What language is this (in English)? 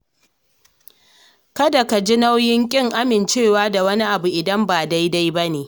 Hausa